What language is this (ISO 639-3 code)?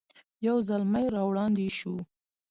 pus